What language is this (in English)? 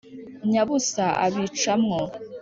Kinyarwanda